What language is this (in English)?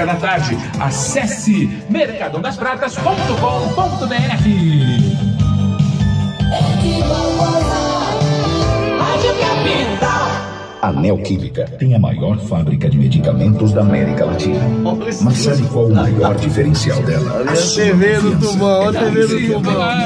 Portuguese